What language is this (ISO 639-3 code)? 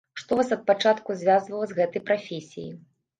bel